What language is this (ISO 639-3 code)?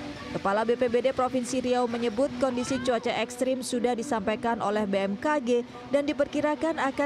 ind